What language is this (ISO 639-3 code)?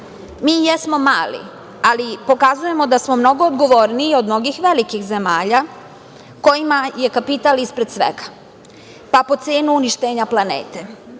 srp